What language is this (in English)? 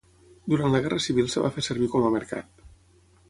Catalan